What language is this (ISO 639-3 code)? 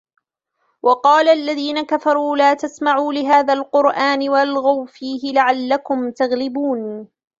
ara